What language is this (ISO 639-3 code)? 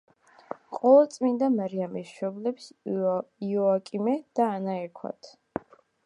kat